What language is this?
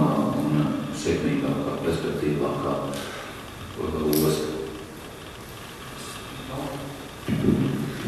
Latvian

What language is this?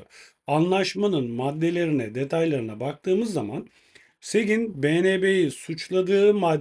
Turkish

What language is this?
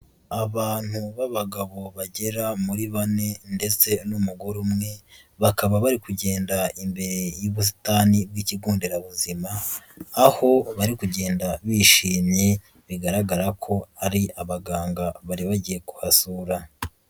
Kinyarwanda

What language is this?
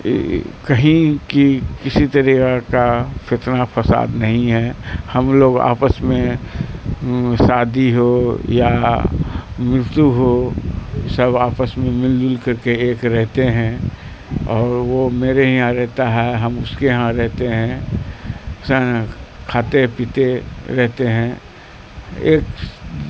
Urdu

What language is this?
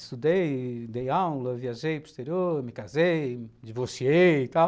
Portuguese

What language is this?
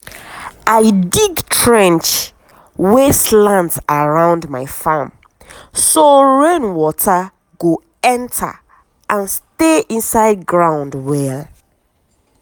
Nigerian Pidgin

